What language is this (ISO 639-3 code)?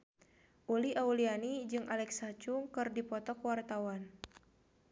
sun